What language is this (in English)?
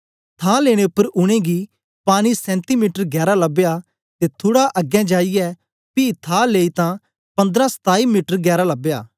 Dogri